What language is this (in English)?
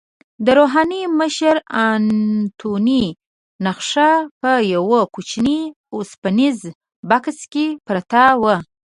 Pashto